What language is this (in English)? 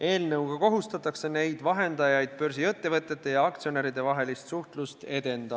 Estonian